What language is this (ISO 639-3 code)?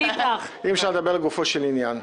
heb